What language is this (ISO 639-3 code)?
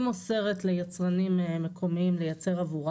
heb